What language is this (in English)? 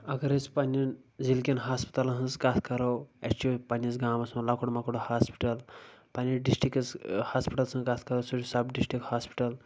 Kashmiri